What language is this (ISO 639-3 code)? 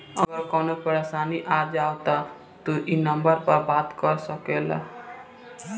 bho